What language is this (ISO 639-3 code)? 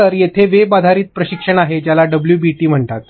mar